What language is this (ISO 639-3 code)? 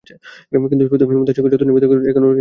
ben